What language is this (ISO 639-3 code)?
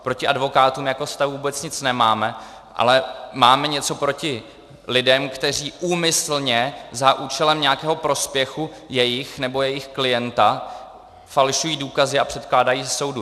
ces